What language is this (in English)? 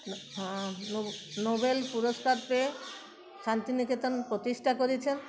Bangla